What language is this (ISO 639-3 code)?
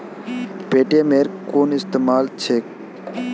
mag